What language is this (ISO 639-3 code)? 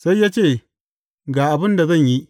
hau